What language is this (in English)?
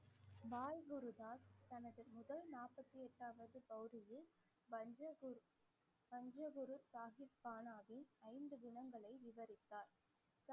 Tamil